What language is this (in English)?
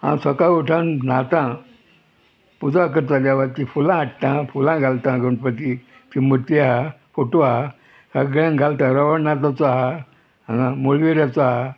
Konkani